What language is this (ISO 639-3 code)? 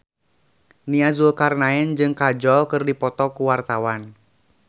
sun